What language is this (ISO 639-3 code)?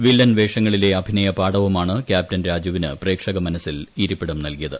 mal